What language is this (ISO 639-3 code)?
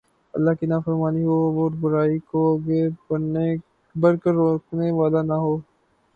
urd